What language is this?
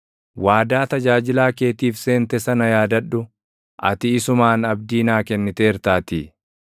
Oromo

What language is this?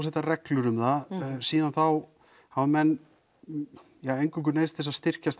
Icelandic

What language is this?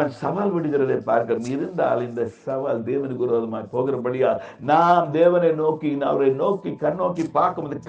Tamil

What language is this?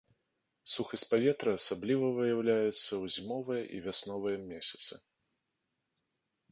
Belarusian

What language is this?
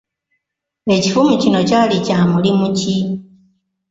Ganda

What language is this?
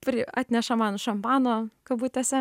Lithuanian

